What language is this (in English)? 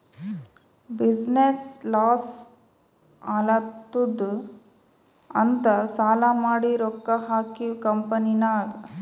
Kannada